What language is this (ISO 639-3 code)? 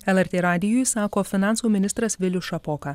lit